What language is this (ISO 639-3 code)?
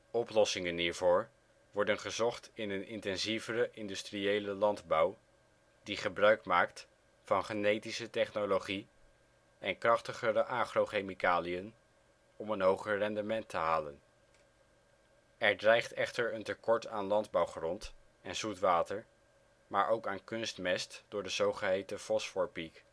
nld